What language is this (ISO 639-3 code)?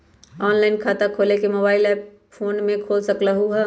mag